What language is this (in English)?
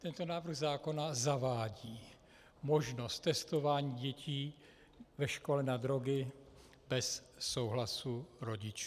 Czech